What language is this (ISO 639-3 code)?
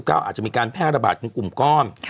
tha